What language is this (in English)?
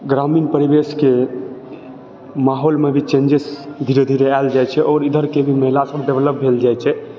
Maithili